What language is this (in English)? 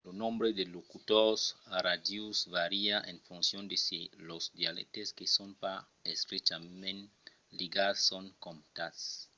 Occitan